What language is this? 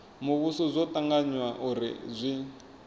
Venda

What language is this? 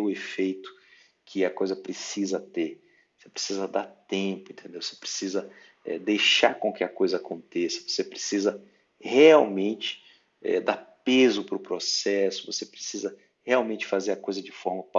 Portuguese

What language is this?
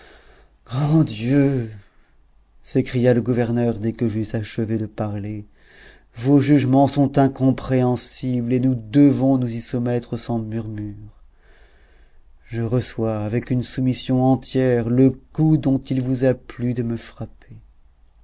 French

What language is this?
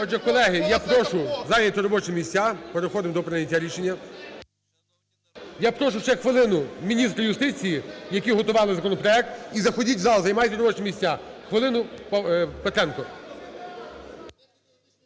Ukrainian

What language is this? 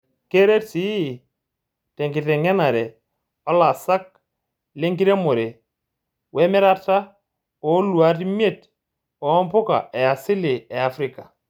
Masai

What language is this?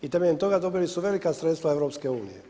Croatian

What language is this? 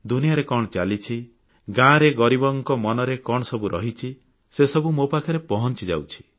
Odia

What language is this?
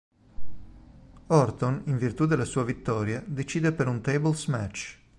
Italian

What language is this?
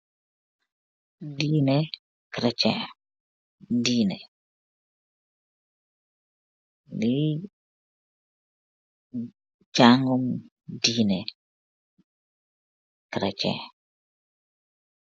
Wolof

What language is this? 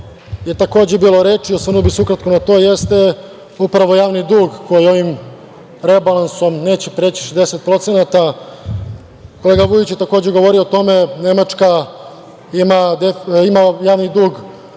Serbian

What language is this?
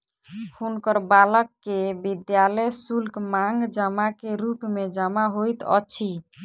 Maithili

